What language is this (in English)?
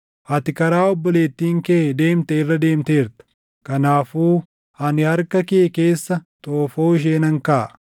Oromo